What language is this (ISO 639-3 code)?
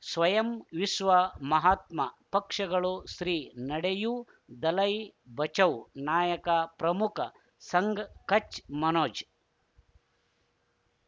kan